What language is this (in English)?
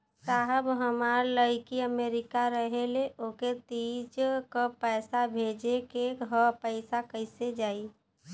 Bhojpuri